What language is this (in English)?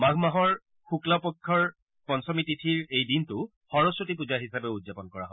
Assamese